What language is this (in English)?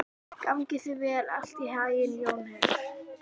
Icelandic